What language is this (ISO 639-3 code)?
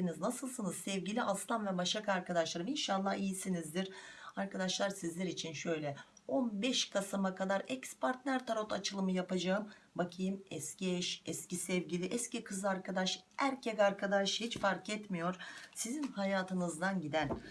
tur